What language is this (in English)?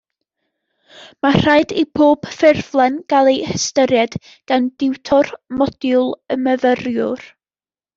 Welsh